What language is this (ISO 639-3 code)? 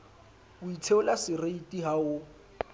sot